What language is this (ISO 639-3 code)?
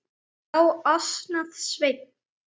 isl